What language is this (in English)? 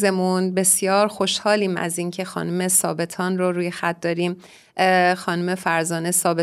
Persian